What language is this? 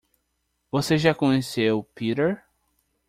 Portuguese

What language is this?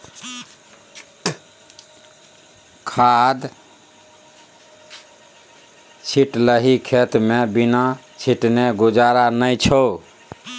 Maithili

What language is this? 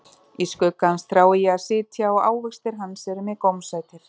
Icelandic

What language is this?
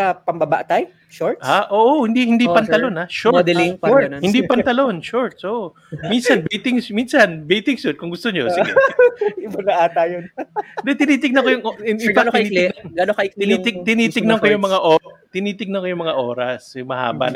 Filipino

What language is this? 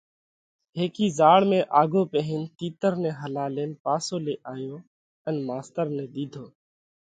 Parkari Koli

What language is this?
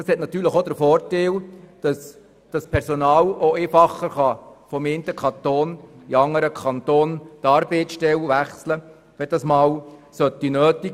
Swiss German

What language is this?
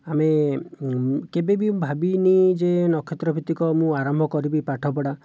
Odia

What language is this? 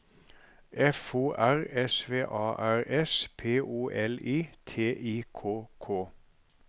Norwegian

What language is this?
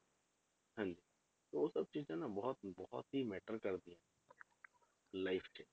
Punjabi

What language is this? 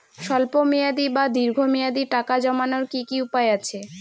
Bangla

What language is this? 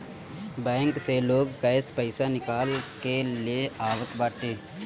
Bhojpuri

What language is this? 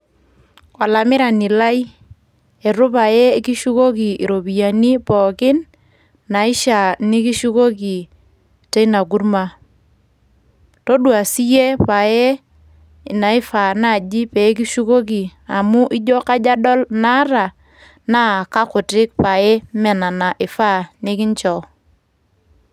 Masai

